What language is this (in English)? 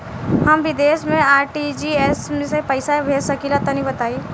Bhojpuri